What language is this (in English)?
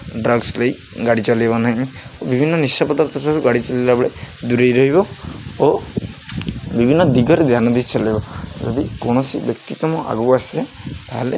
Odia